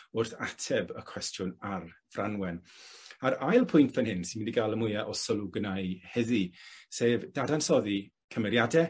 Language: Welsh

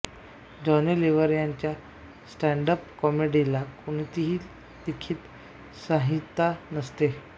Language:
Marathi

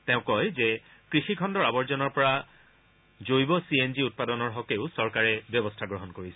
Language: Assamese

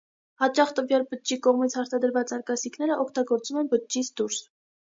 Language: Armenian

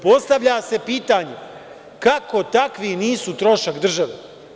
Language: Serbian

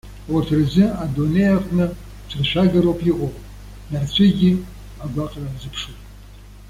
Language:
Abkhazian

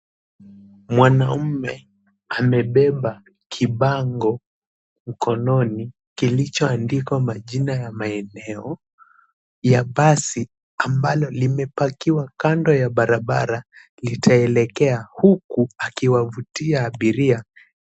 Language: Swahili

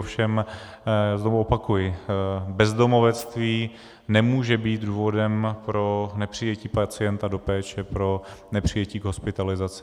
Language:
Czech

